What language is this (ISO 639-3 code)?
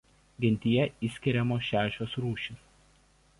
lit